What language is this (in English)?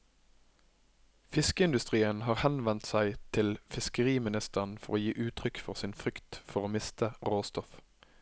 Norwegian